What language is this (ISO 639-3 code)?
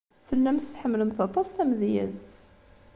kab